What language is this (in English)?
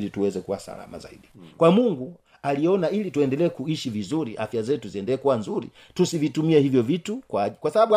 Swahili